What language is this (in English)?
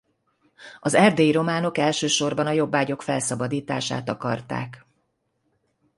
Hungarian